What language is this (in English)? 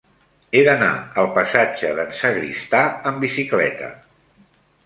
Catalan